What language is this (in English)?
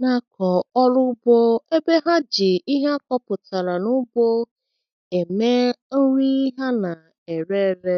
Igbo